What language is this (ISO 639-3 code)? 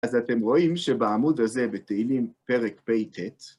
heb